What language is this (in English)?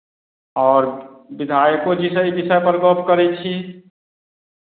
Maithili